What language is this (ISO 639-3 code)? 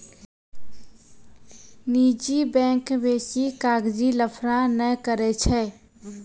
mai